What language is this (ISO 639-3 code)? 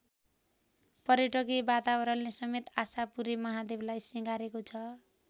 nep